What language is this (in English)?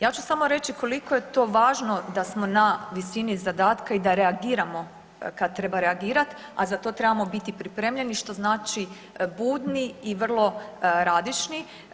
Croatian